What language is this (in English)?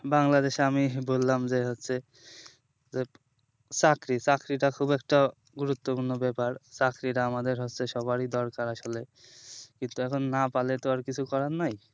Bangla